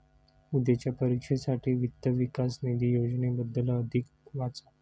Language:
Marathi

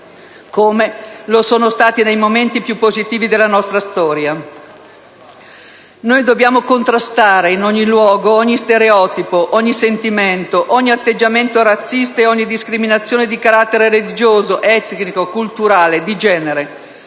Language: Italian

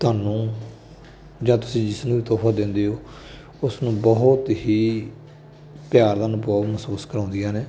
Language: Punjabi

